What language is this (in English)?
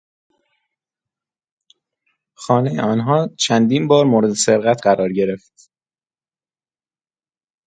Persian